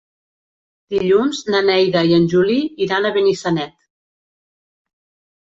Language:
Catalan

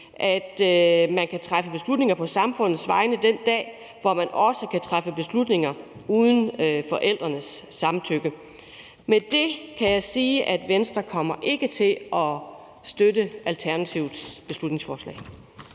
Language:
Danish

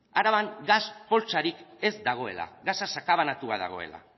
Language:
Basque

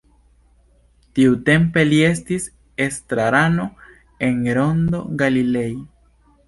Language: Esperanto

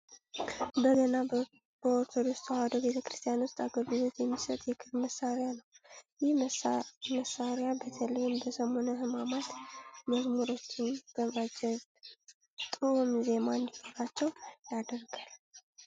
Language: Amharic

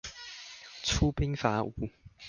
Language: Chinese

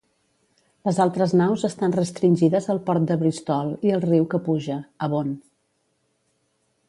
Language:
Catalan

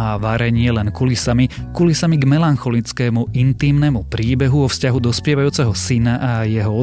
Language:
Slovak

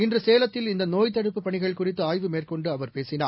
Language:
Tamil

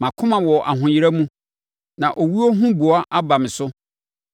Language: Akan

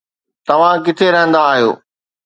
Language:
Sindhi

